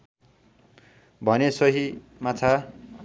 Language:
Nepali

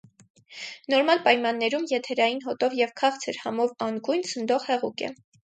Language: Armenian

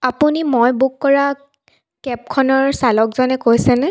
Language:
Assamese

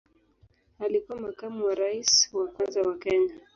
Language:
Swahili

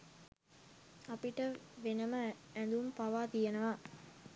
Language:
Sinhala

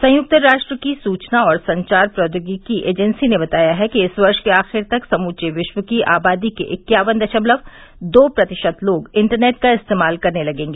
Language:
Hindi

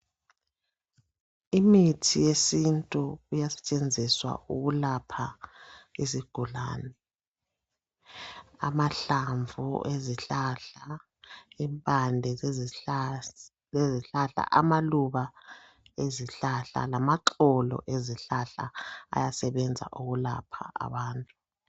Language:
North Ndebele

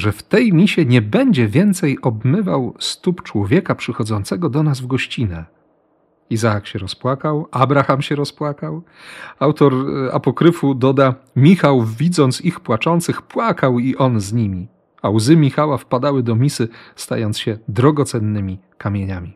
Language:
Polish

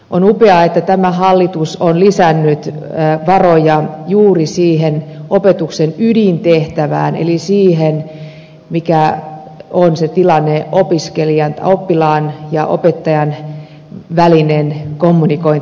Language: Finnish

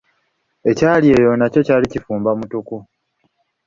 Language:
Ganda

